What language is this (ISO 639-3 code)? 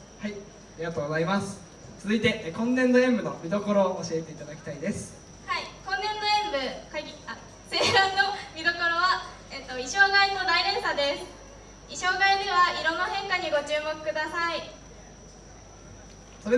jpn